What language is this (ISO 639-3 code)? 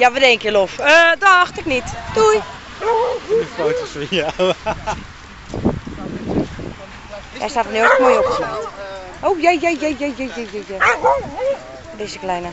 nld